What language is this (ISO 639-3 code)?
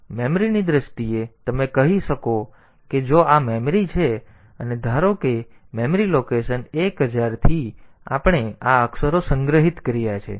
guj